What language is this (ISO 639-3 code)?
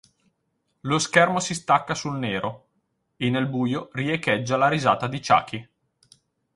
ita